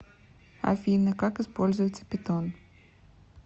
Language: Russian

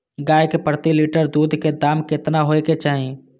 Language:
Maithili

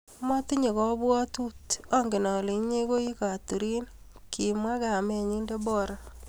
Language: Kalenjin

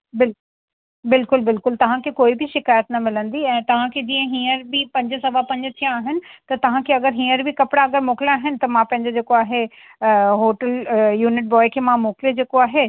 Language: Sindhi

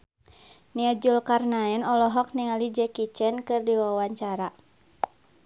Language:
Sundanese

